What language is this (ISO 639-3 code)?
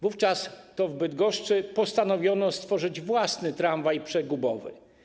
pol